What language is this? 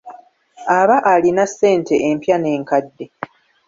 Ganda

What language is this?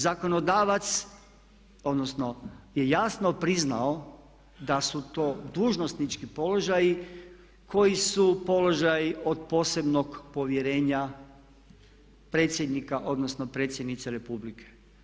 Croatian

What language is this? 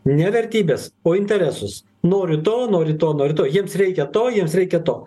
Lithuanian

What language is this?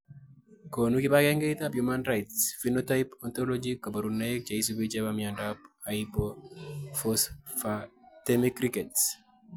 Kalenjin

